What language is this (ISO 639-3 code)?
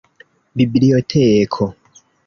epo